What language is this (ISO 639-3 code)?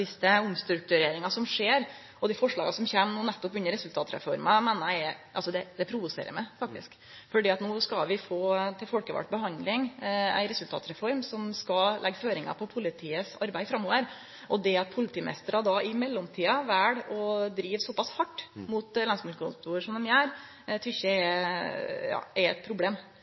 nno